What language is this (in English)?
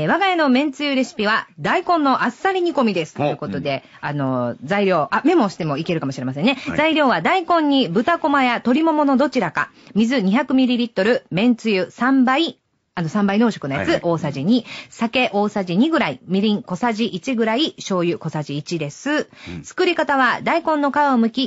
Japanese